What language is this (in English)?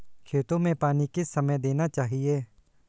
Hindi